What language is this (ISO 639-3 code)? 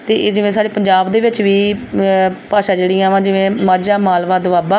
pan